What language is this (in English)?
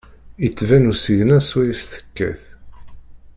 Kabyle